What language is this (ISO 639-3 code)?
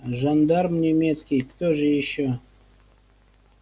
rus